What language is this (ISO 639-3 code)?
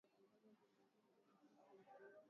swa